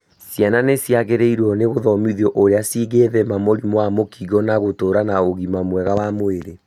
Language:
Kikuyu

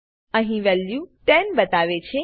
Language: Gujarati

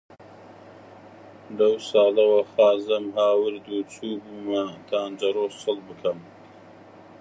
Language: Central Kurdish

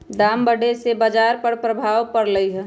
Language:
Magahi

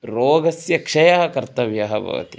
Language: Sanskrit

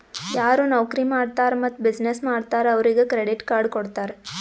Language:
Kannada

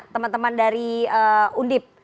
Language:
Indonesian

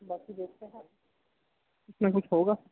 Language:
Urdu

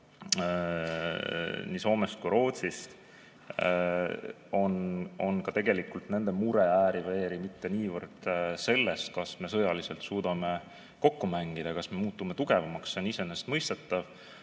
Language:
Estonian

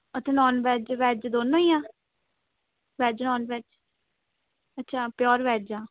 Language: Punjabi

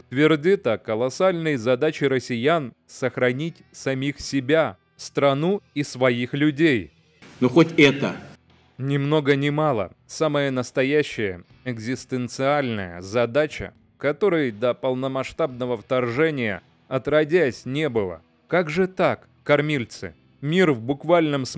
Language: Russian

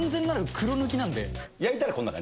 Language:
Japanese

